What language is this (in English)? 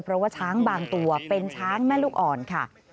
Thai